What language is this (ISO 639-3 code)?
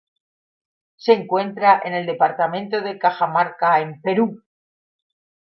spa